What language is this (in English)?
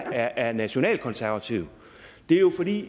Danish